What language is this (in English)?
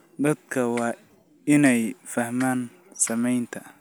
Somali